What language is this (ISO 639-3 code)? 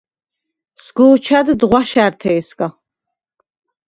sva